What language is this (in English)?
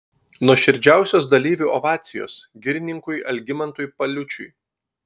Lithuanian